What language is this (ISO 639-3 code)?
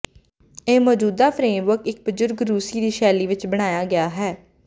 pan